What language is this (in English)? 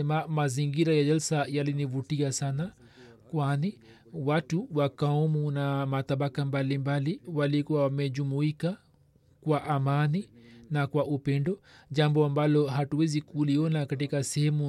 Swahili